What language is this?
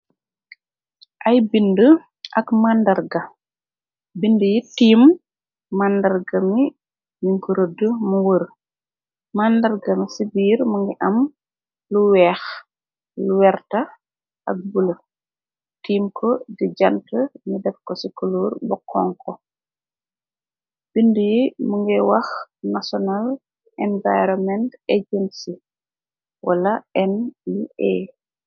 Wolof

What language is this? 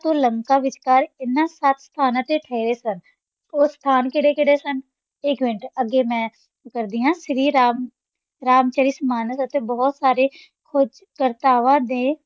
Punjabi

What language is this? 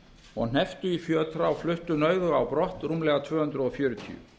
Icelandic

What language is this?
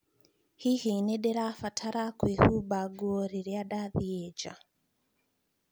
Kikuyu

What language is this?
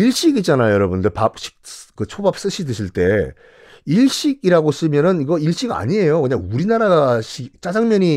Korean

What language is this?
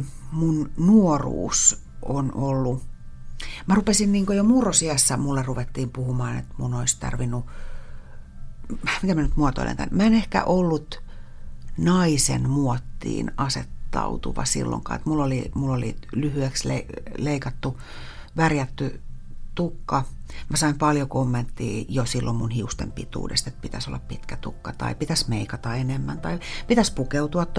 Finnish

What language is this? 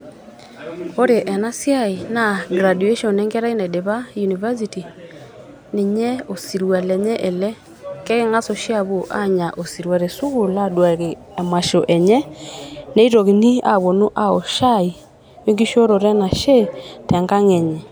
Masai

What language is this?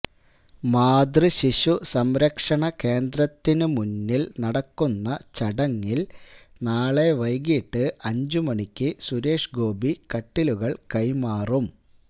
Malayalam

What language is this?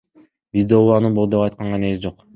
Kyrgyz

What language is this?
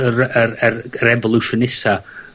Welsh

